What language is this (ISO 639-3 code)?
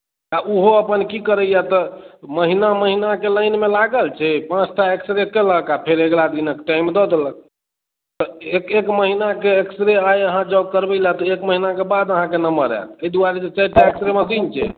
mai